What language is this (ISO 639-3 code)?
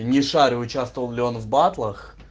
rus